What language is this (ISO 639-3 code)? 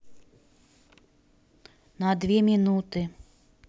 rus